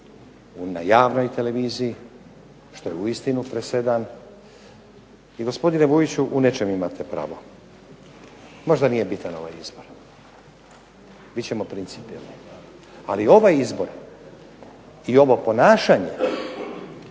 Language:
Croatian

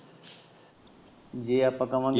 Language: Punjabi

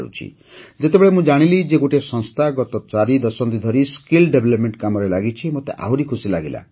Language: Odia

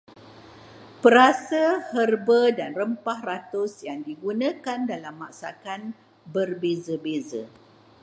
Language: Malay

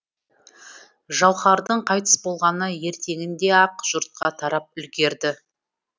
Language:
Kazakh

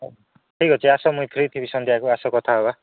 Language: Odia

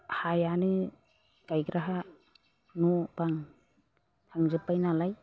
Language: Bodo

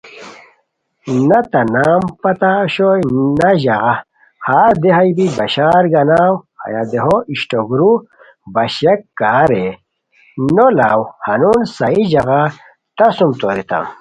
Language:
Khowar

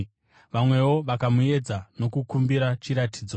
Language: Shona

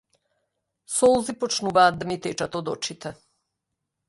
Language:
Macedonian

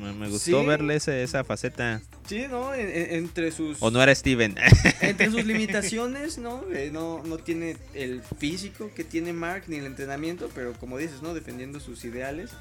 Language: Spanish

